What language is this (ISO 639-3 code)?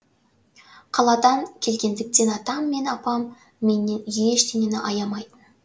kaz